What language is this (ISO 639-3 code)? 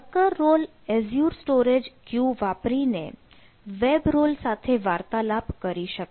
guj